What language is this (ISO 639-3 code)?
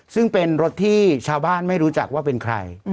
tha